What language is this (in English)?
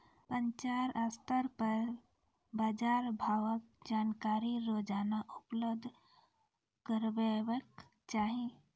Maithili